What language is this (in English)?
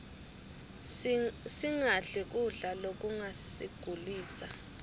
Swati